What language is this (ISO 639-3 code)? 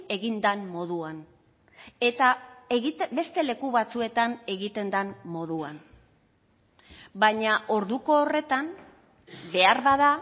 eus